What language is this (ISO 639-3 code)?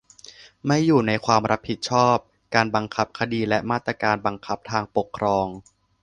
tha